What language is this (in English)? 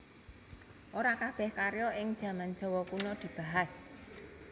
Javanese